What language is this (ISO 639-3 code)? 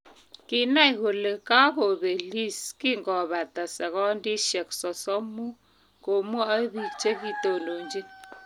kln